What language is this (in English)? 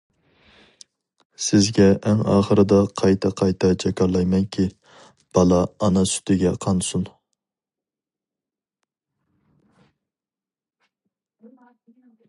Uyghur